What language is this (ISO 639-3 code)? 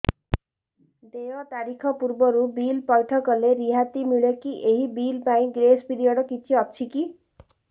ori